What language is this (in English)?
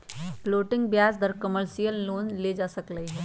Magahi